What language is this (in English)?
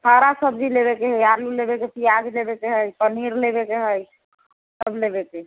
Maithili